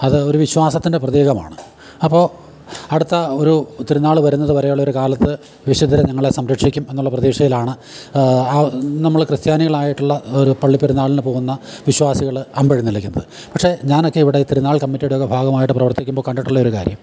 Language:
Malayalam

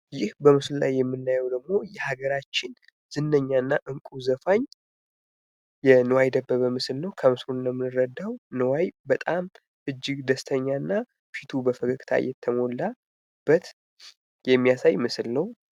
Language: Amharic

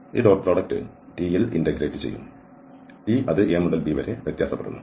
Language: Malayalam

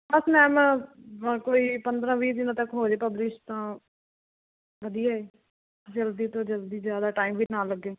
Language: Punjabi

